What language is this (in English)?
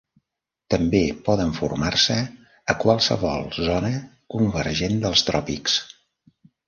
Catalan